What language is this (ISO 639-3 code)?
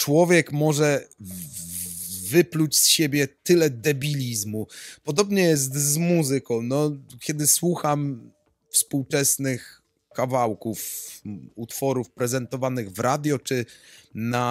pol